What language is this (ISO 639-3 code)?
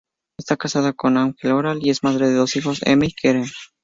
spa